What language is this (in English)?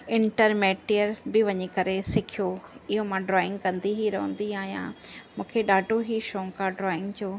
Sindhi